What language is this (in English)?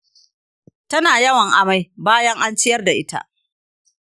Hausa